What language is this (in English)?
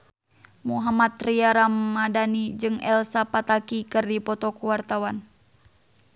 Sundanese